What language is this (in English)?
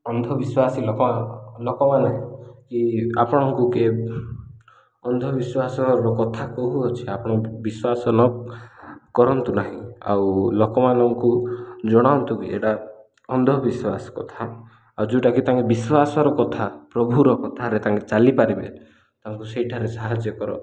Odia